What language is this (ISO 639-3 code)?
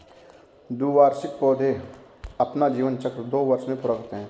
hin